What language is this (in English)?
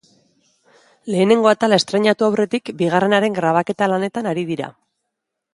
Basque